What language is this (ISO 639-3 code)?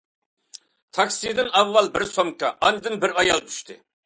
uig